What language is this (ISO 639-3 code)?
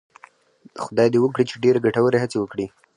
pus